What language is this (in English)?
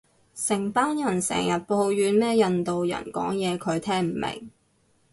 Cantonese